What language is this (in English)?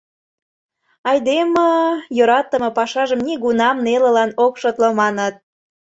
Mari